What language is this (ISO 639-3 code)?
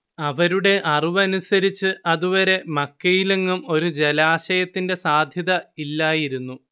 mal